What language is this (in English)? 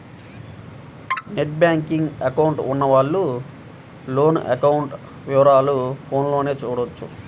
Telugu